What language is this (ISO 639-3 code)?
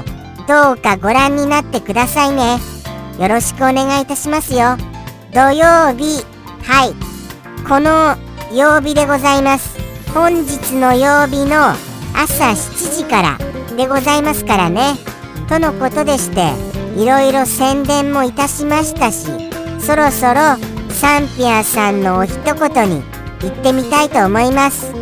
jpn